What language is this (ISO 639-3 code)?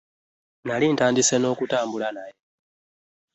lug